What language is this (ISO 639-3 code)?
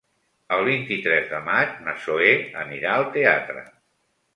cat